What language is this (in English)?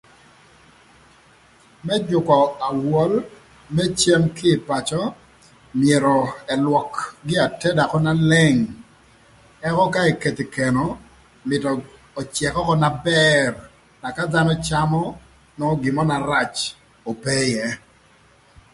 Thur